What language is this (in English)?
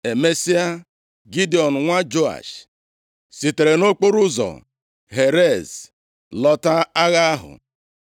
Igbo